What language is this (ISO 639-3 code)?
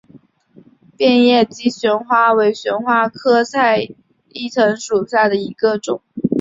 zho